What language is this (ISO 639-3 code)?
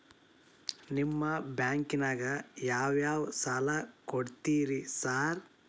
kan